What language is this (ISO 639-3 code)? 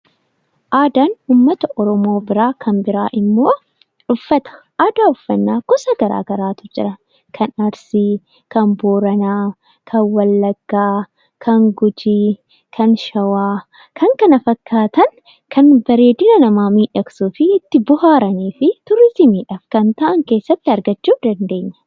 orm